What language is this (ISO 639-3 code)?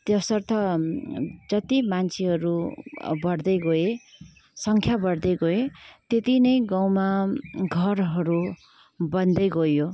nep